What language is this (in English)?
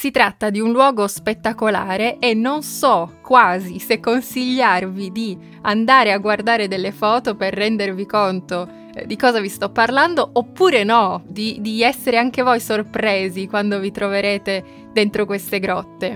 Italian